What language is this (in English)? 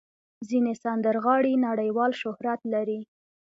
Pashto